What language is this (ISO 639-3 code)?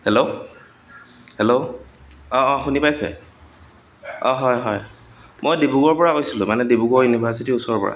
asm